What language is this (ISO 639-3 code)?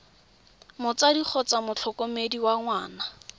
tsn